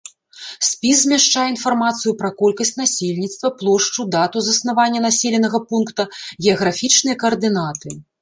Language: Belarusian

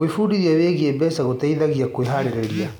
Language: Kikuyu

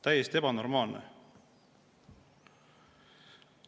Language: Estonian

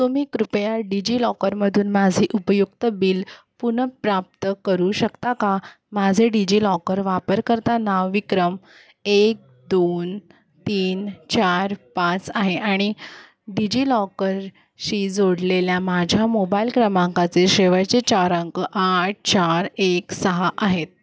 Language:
Marathi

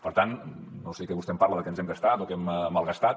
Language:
Catalan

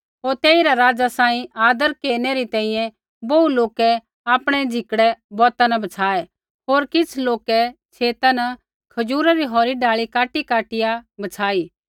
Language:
Kullu Pahari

